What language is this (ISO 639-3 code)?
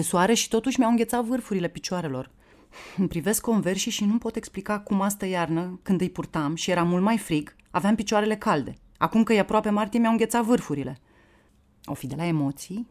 ron